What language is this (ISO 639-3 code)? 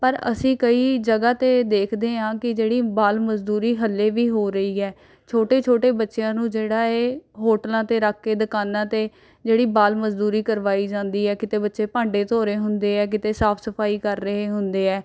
pan